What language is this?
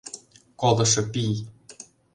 Mari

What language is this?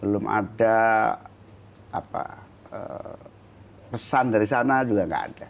Indonesian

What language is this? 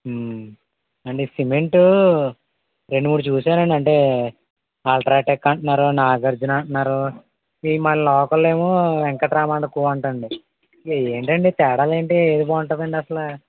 Telugu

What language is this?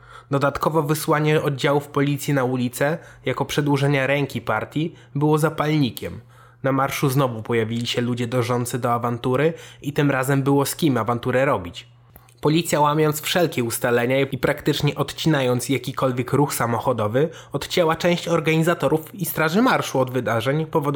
Polish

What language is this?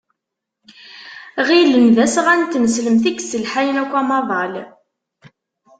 Kabyle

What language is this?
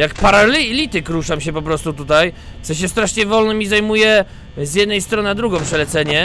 Polish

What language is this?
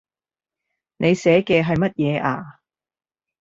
Cantonese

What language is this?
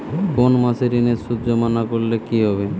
Bangla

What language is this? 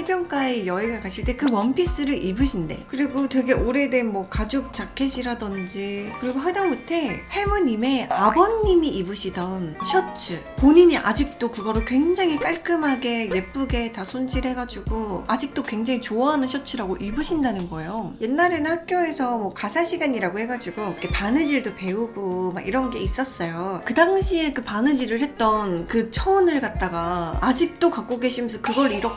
Korean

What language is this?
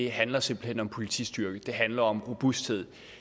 Danish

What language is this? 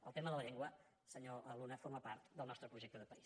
Catalan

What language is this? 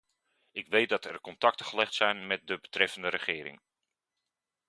Dutch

